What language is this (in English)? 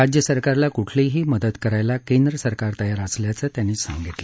Marathi